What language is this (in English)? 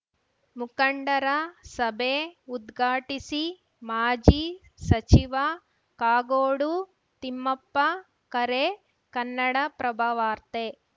Kannada